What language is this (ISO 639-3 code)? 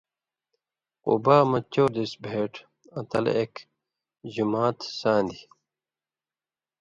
mvy